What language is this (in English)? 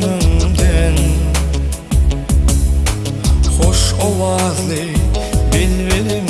Russian